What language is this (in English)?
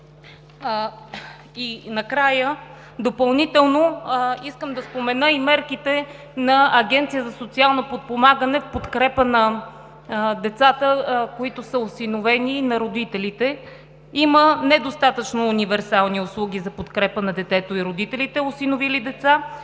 Bulgarian